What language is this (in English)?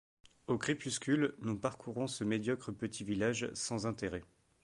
French